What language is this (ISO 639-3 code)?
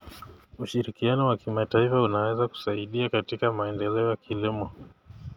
kln